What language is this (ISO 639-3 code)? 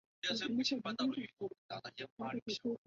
zho